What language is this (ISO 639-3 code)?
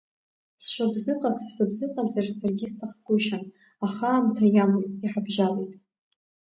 abk